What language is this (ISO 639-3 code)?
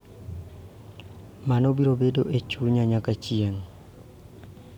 luo